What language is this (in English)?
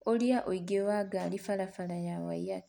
Kikuyu